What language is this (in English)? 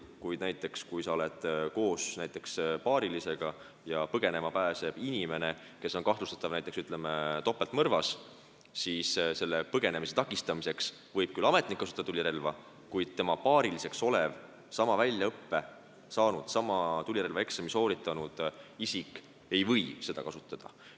Estonian